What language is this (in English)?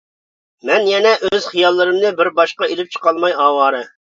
Uyghur